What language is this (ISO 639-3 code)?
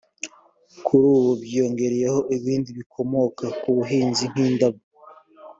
kin